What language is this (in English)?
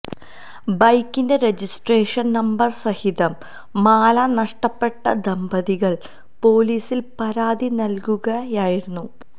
Malayalam